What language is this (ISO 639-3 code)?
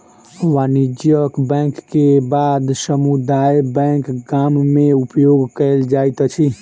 mai